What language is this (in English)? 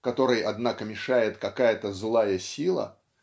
Russian